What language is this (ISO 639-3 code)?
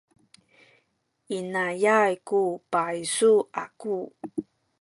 szy